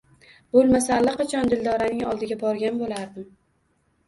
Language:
Uzbek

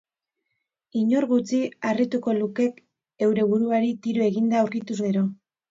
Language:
Basque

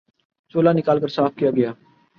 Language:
Urdu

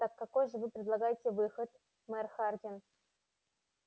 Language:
Russian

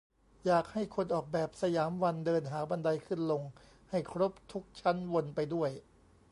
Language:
Thai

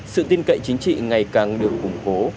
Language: Vietnamese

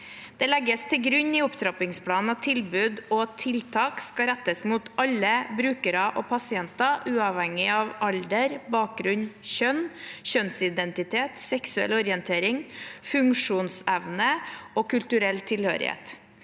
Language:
Norwegian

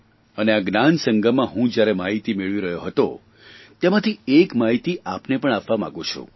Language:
Gujarati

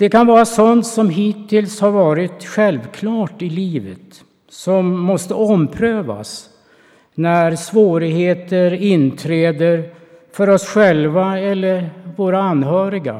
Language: Swedish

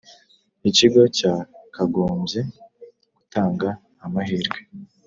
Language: Kinyarwanda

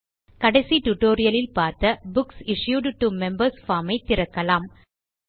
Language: Tamil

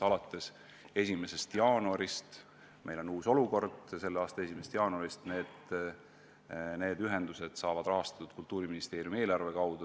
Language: Estonian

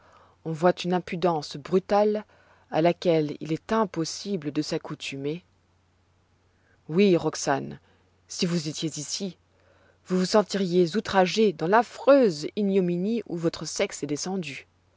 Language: French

